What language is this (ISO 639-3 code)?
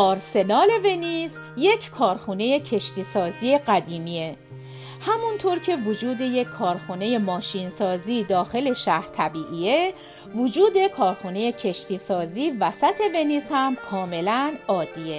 fas